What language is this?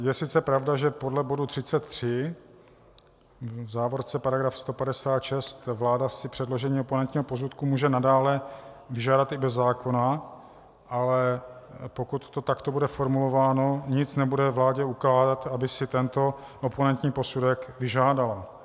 Czech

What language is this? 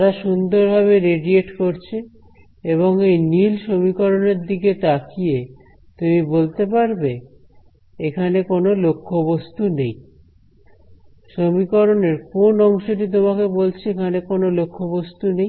Bangla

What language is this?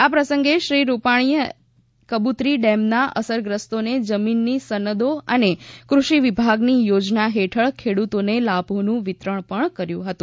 Gujarati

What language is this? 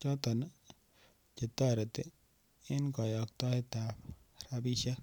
Kalenjin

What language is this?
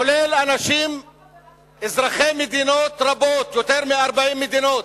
Hebrew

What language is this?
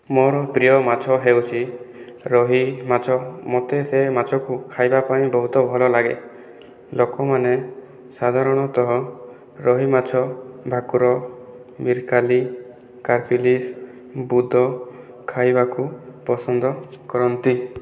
Odia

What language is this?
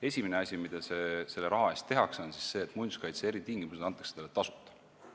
Estonian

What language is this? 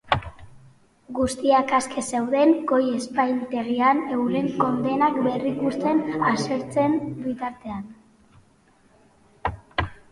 Basque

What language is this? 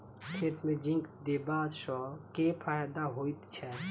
Maithili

